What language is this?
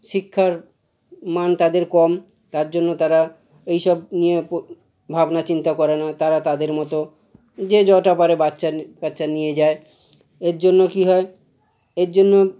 Bangla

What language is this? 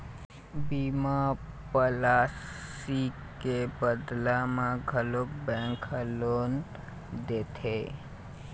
Chhattisgarhi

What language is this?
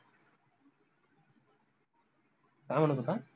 Marathi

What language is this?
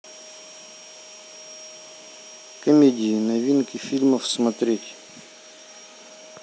Russian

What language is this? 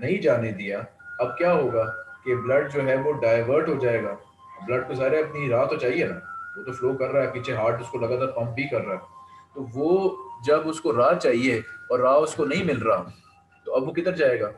Hindi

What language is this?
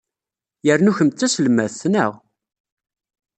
Kabyle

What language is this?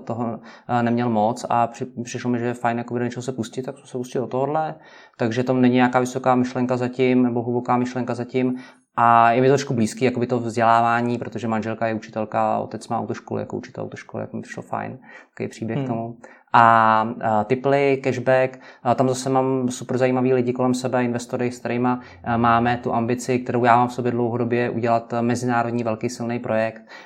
Czech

